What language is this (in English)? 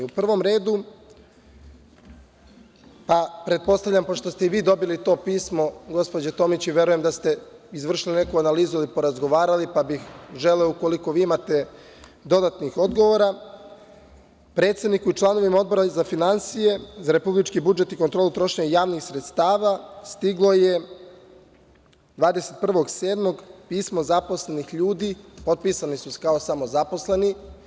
Serbian